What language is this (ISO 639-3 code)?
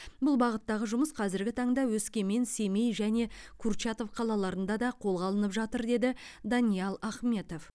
kaz